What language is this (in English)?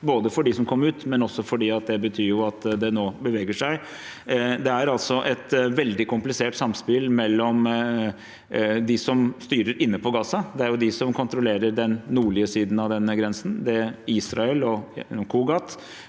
Norwegian